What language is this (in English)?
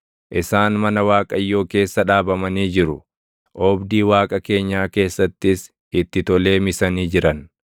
Oromo